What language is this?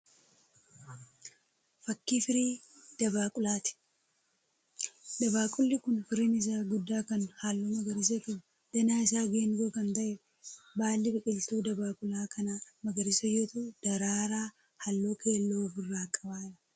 Oromo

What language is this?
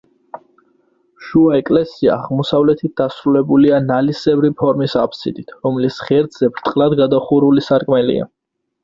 Georgian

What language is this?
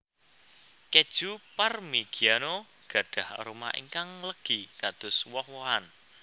Javanese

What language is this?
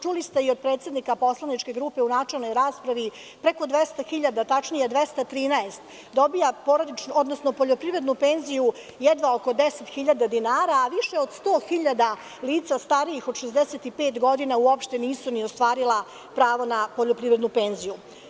Serbian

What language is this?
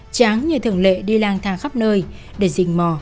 Vietnamese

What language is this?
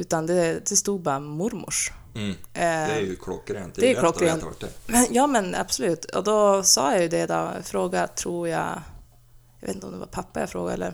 Swedish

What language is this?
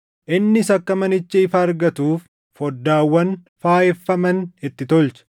Oromo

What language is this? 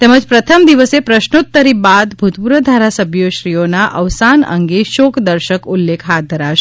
Gujarati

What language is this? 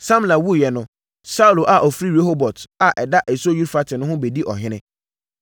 Akan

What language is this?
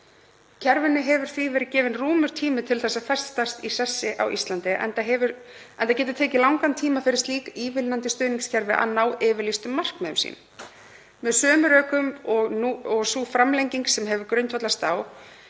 Icelandic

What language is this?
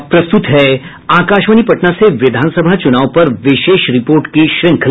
Hindi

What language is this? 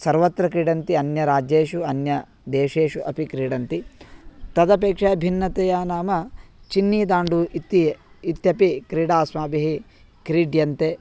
Sanskrit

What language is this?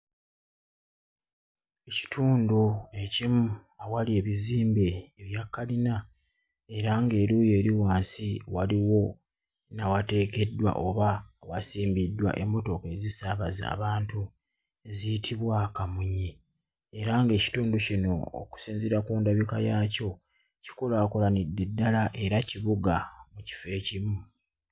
Ganda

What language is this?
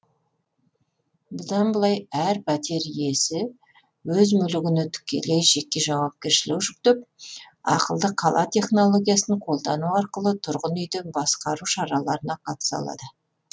Kazakh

